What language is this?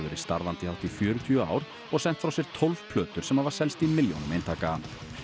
Icelandic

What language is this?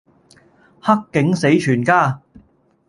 Cantonese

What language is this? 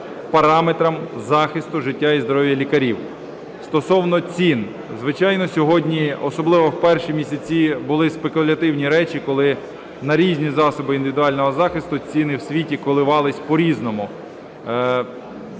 Ukrainian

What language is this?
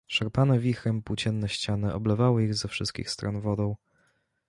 Polish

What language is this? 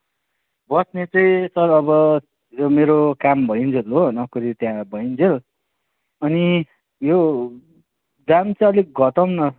Nepali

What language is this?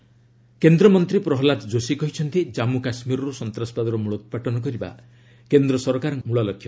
Odia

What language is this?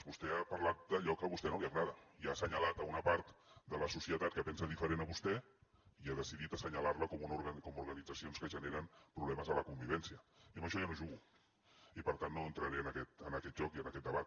Catalan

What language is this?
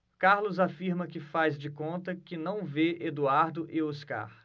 Portuguese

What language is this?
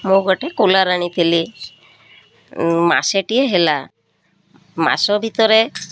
Odia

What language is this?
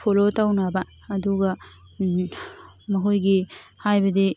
Manipuri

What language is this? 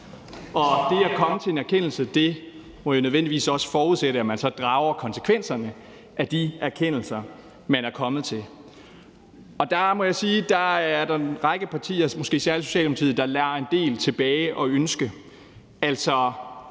Danish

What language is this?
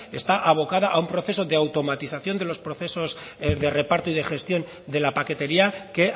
Spanish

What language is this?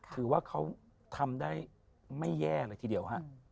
Thai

